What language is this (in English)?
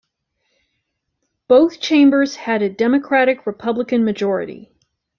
English